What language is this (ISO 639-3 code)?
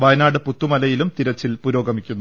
mal